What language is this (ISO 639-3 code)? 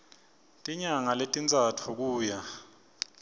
ssw